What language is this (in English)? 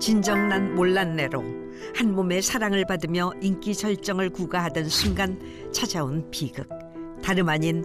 Korean